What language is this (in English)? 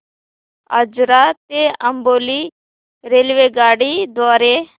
Marathi